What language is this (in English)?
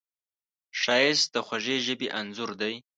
Pashto